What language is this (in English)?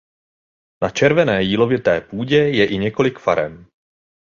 Czech